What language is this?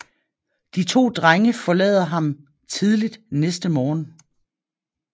Danish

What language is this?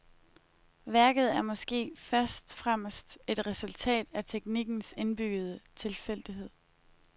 Danish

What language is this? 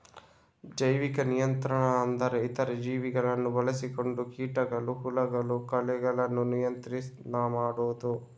Kannada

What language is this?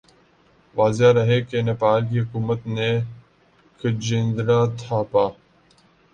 Urdu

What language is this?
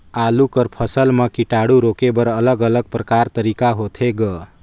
Chhattisgarhi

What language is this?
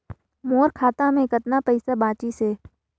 Chhattisgarhi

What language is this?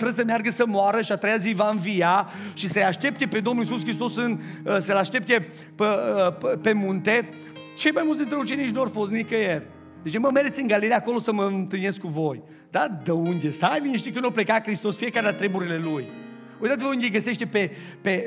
Romanian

